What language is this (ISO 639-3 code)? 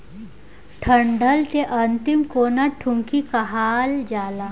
bho